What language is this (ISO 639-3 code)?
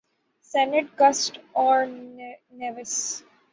urd